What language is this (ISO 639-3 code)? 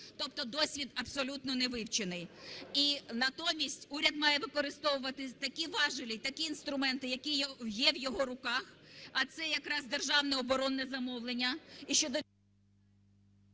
ukr